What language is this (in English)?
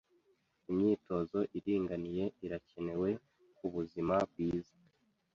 Kinyarwanda